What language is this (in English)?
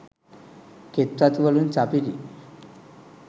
Sinhala